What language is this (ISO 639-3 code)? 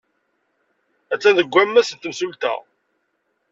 kab